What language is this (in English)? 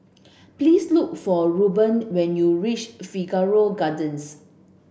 English